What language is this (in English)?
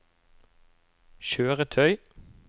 Norwegian